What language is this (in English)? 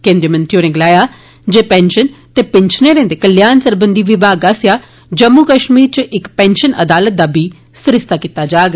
Dogri